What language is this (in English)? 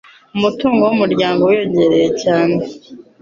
Kinyarwanda